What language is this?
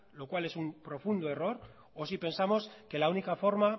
Spanish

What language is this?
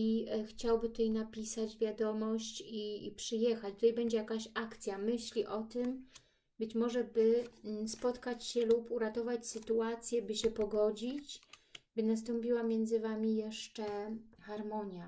Polish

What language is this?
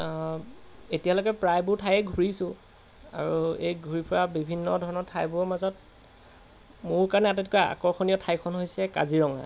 Assamese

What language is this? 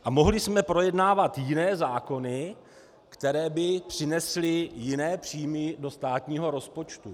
Czech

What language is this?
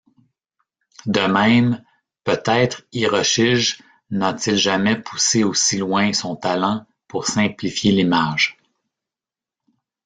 French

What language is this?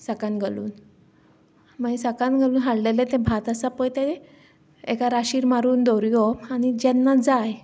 Konkani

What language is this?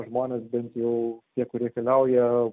Lithuanian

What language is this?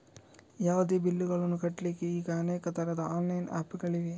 Kannada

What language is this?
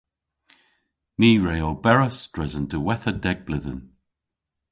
Cornish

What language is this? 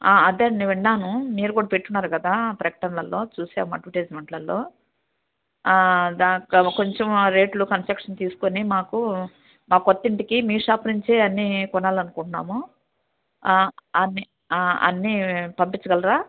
Telugu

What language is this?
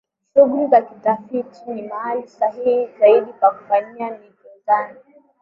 Swahili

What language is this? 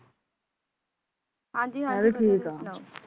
Punjabi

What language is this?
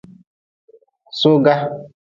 Nawdm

